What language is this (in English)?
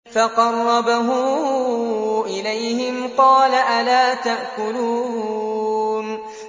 Arabic